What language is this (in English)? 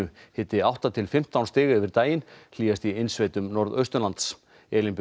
Icelandic